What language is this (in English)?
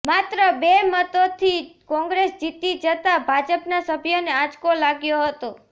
Gujarati